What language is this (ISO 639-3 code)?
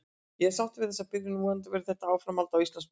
isl